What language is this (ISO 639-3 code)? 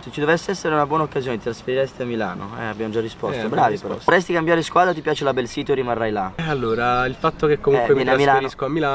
ita